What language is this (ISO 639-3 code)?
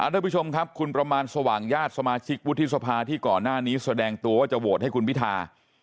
tha